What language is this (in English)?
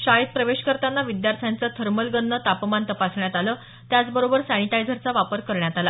Marathi